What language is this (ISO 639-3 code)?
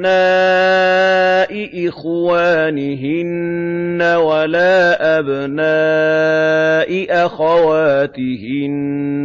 ara